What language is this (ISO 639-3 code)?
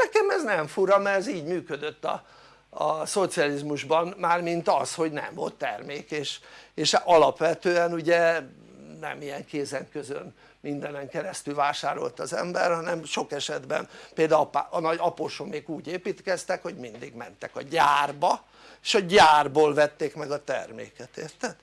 hun